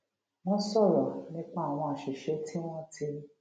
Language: Yoruba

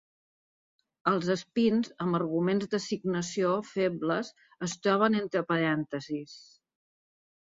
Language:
Catalan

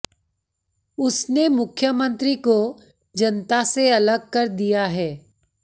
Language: Hindi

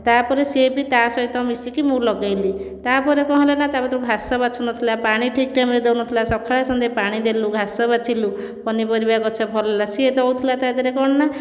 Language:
Odia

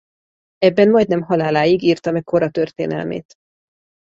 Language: Hungarian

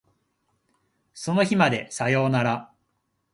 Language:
Japanese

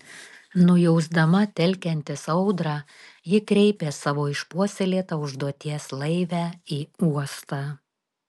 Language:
Lithuanian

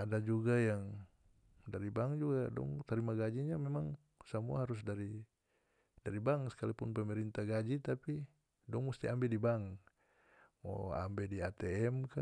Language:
North Moluccan Malay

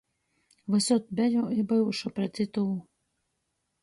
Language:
Latgalian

